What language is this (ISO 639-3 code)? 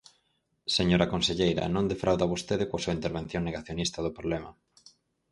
glg